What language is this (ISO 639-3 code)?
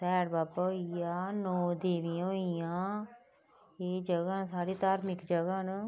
doi